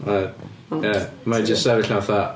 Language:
Welsh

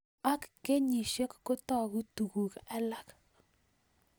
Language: Kalenjin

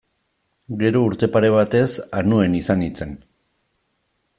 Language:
Basque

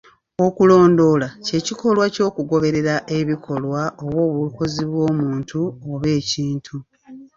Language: Ganda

